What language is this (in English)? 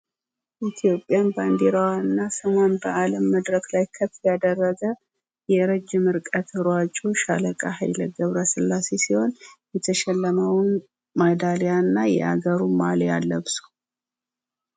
Amharic